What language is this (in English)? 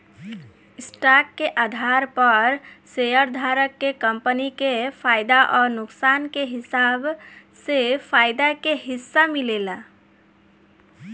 Bhojpuri